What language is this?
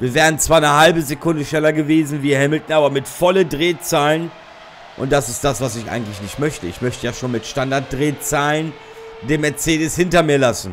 German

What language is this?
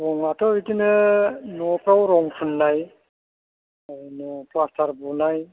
Bodo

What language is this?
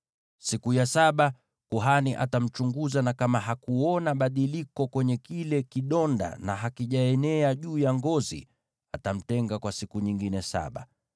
Swahili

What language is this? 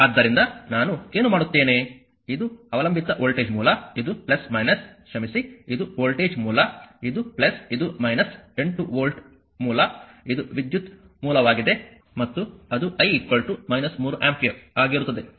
Kannada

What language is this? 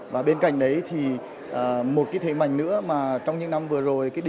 Vietnamese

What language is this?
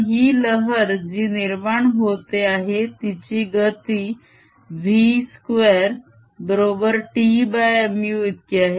Marathi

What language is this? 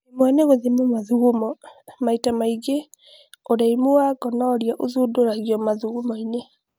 Kikuyu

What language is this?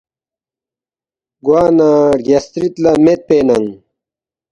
Balti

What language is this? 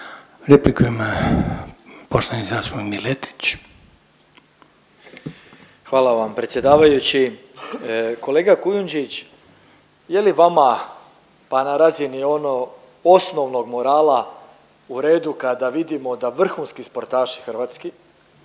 Croatian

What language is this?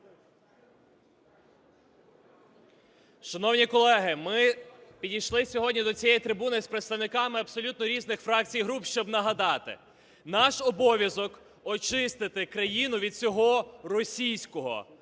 Ukrainian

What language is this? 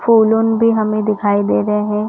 Hindi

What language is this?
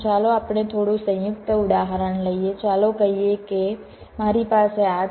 Gujarati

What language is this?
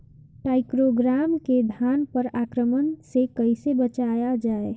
Bhojpuri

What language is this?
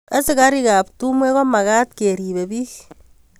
Kalenjin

